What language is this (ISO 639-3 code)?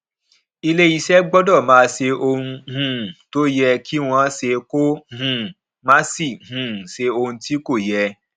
yor